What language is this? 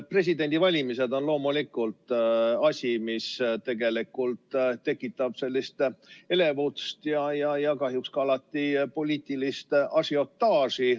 Estonian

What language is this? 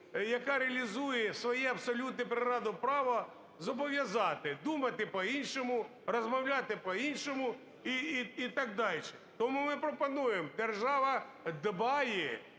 Ukrainian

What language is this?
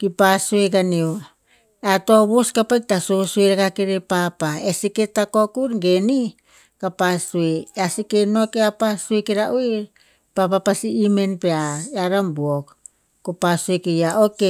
Tinputz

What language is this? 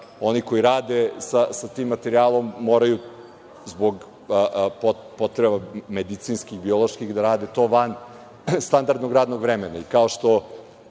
Serbian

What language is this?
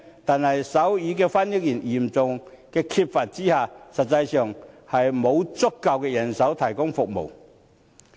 Cantonese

